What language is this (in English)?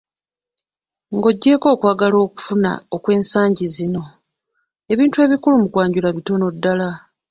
Ganda